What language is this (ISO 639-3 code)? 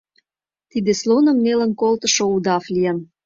chm